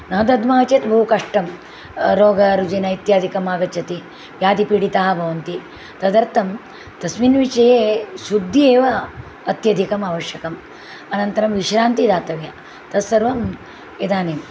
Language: Sanskrit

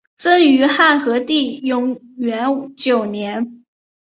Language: Chinese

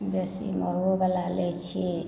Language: Maithili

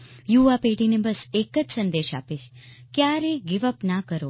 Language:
Gujarati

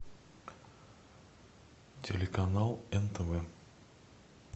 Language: Russian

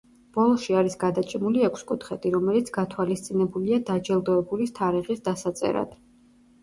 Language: Georgian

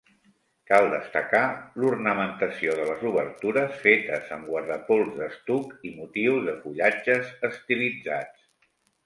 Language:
Catalan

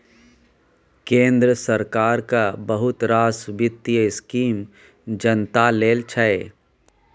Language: Maithili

